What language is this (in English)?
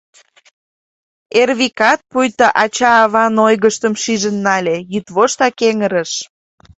Mari